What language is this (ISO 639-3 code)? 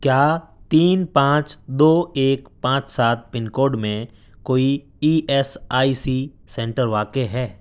urd